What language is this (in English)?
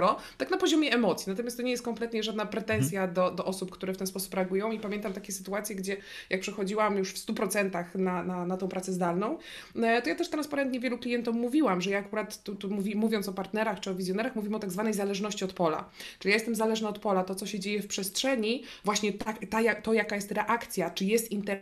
Polish